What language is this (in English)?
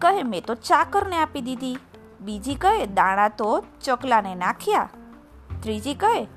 Gujarati